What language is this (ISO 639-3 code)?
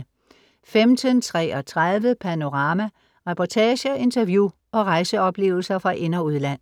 dan